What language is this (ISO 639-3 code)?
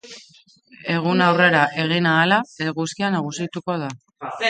eus